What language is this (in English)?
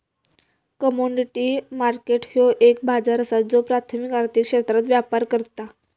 Marathi